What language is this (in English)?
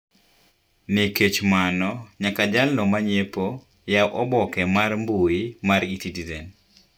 Luo (Kenya and Tanzania)